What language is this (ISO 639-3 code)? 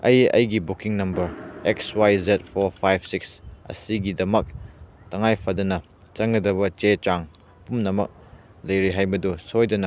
mni